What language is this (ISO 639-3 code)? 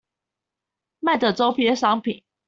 zho